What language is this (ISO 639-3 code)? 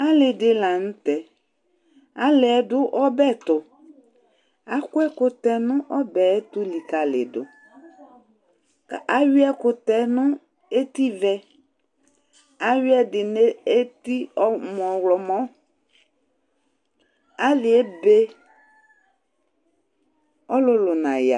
kpo